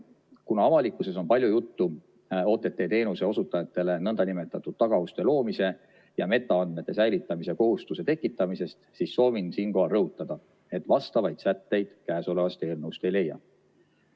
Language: Estonian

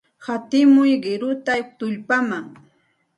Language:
Santa Ana de Tusi Pasco Quechua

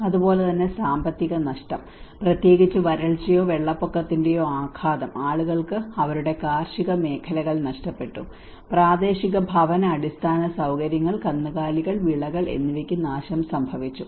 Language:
Malayalam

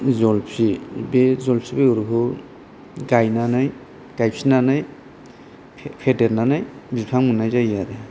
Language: Bodo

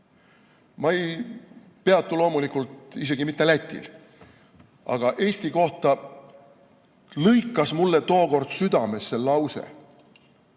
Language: Estonian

